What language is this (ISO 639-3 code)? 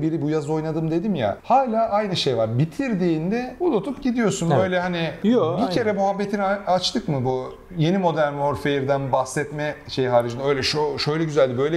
tur